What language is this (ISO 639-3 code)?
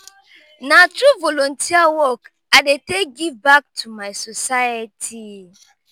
pcm